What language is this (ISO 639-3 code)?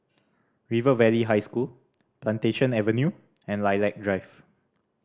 eng